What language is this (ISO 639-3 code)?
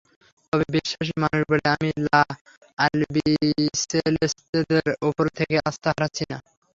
ben